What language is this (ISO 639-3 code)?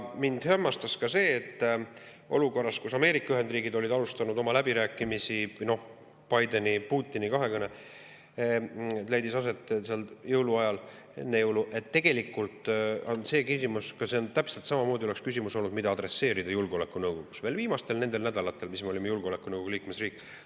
est